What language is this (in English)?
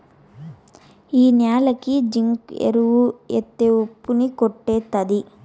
Telugu